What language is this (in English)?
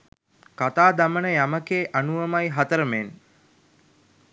Sinhala